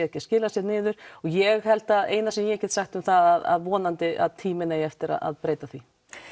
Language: Icelandic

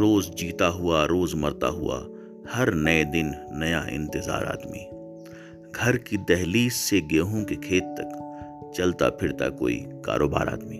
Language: Urdu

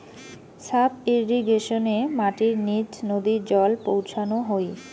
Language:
Bangla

